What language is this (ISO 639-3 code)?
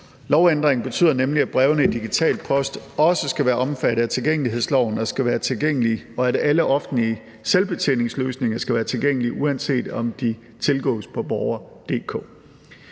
dan